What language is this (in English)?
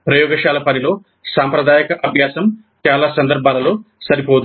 Telugu